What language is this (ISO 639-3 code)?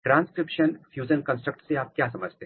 hin